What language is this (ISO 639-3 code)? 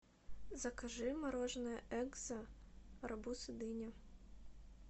rus